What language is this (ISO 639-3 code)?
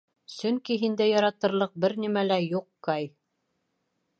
bak